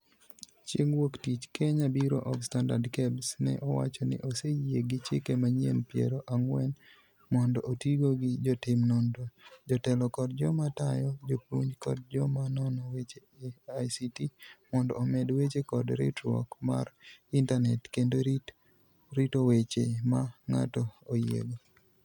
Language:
Luo (Kenya and Tanzania)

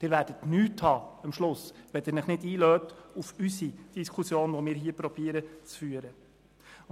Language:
Swiss German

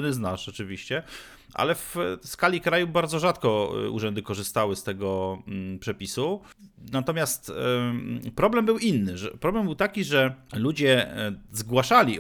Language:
Polish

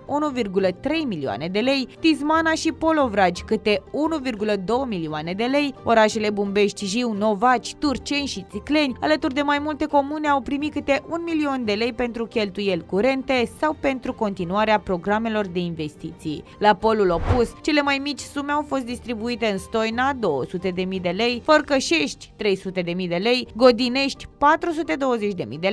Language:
Romanian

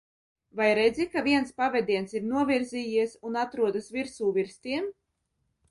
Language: Latvian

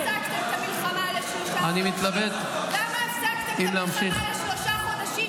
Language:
Hebrew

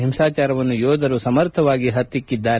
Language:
Kannada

